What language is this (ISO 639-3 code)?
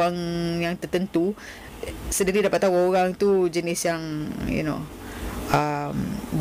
msa